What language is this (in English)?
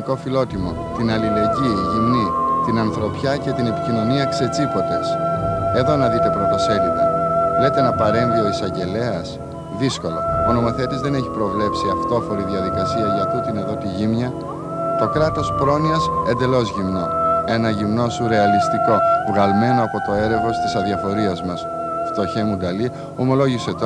Greek